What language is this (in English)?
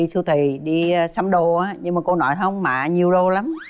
Vietnamese